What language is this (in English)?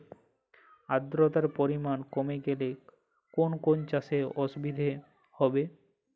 Bangla